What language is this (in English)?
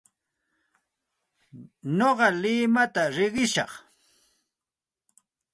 Santa Ana de Tusi Pasco Quechua